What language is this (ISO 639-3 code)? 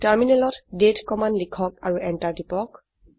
asm